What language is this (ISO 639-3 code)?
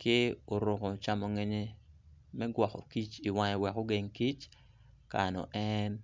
ach